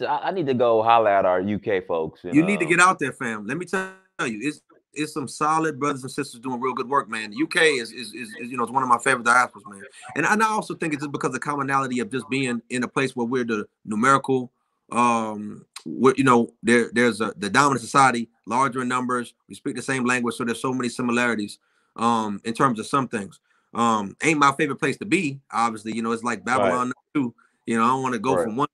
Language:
English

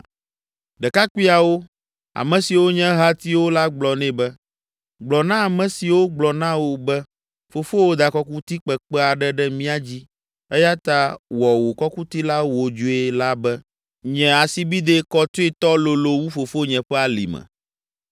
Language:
Ewe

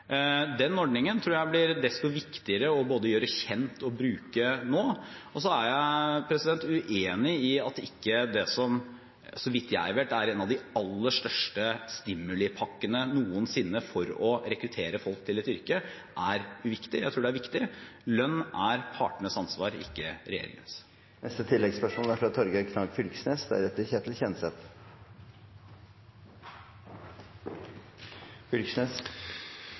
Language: Norwegian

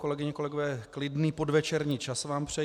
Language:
Czech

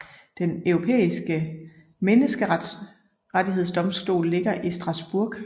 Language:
Danish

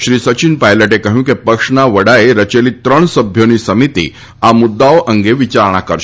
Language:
Gujarati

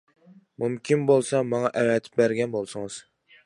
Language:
Uyghur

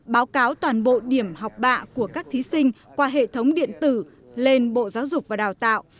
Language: Vietnamese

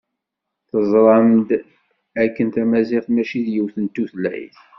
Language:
Kabyle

